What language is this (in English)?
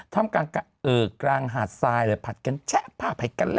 Thai